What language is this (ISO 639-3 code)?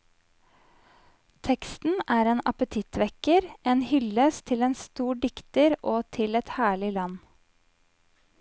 nor